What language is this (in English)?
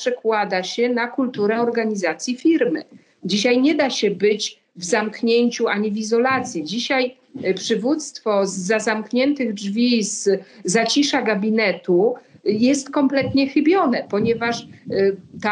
Polish